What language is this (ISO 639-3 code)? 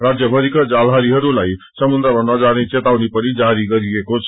nep